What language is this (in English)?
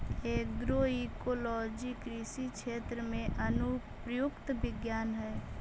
Magahi